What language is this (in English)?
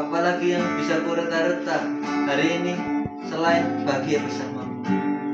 Indonesian